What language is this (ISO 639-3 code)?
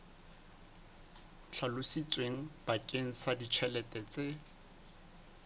sot